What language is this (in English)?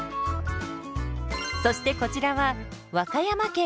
Japanese